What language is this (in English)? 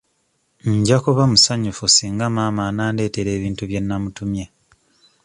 Ganda